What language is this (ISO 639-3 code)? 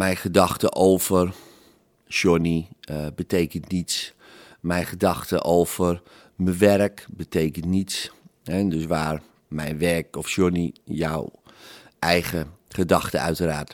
nld